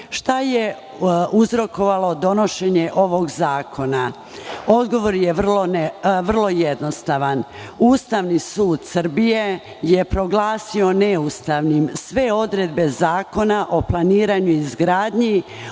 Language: Serbian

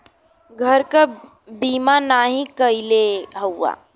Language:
Bhojpuri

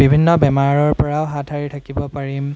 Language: Assamese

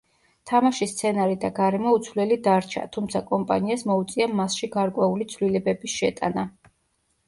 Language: Georgian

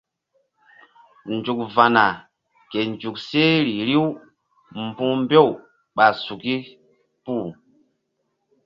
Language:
Mbum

